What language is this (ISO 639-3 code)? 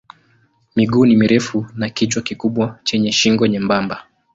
swa